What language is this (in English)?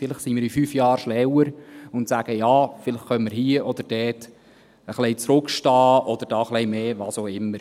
Swiss German